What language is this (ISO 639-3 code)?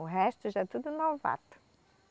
por